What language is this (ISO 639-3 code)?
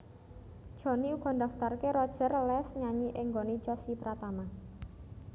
jav